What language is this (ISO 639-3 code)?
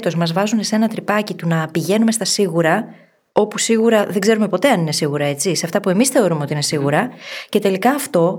ell